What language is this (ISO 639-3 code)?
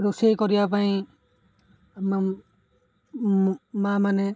ori